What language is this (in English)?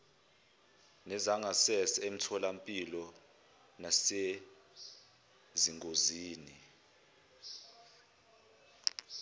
Zulu